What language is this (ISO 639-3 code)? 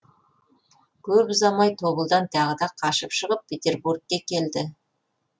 kaz